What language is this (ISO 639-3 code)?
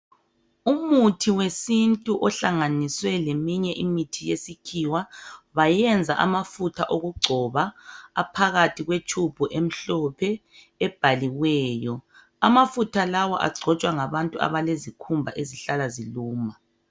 nde